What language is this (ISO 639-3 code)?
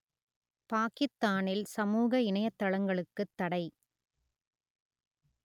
tam